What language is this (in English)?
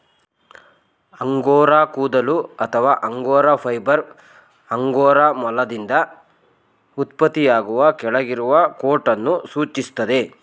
Kannada